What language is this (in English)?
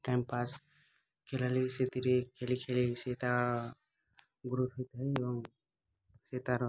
Odia